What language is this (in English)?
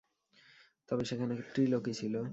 Bangla